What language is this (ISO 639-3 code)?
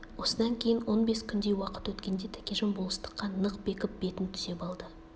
kaz